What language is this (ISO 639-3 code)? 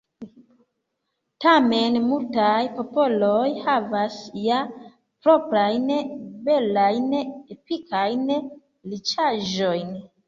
epo